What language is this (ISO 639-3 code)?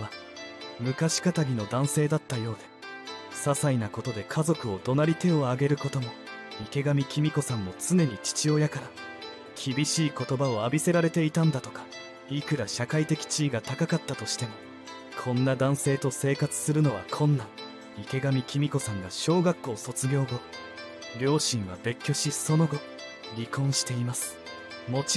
jpn